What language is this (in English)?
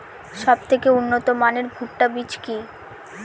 Bangla